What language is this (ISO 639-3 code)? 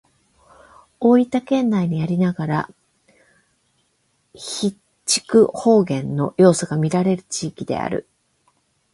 jpn